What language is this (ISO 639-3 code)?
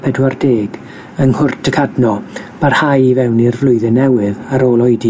cym